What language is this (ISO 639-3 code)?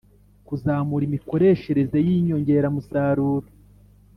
kin